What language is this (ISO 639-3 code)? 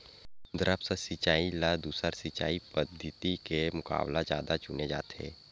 hne